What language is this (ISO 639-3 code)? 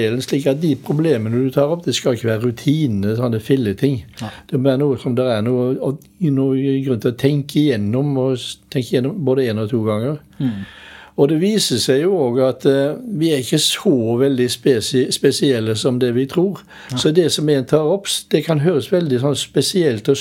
eng